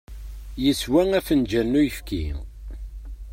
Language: Kabyle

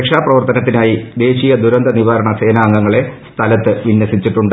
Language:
Malayalam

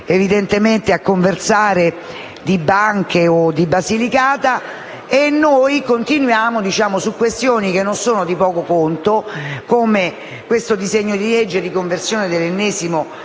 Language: Italian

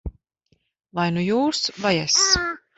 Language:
Latvian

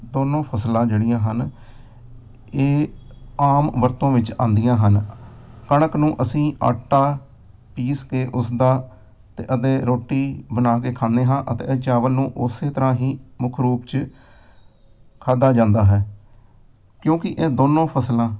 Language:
Punjabi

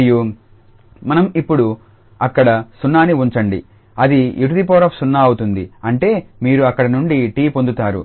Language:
Telugu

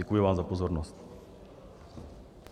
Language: Czech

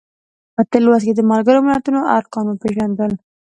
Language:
Pashto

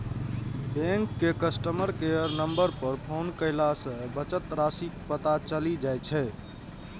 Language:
Maithili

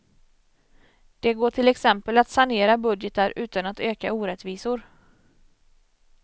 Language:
Swedish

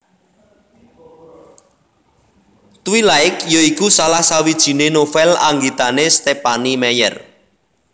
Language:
Javanese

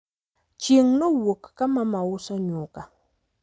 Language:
Luo (Kenya and Tanzania)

